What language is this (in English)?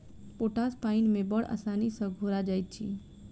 Maithili